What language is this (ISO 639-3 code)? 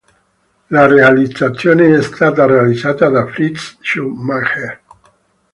ita